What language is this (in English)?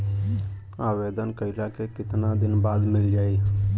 Bhojpuri